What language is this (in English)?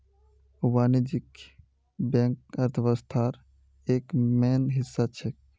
Magahi